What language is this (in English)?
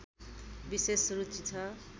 Nepali